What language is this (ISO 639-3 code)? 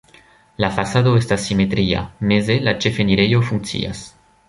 epo